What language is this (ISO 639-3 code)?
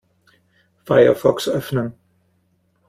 deu